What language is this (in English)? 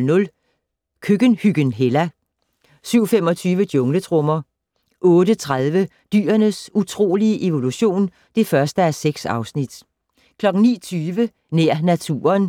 Danish